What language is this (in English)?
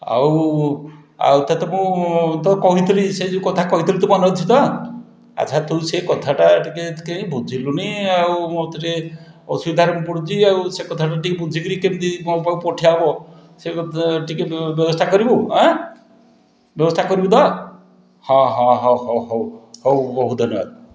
Odia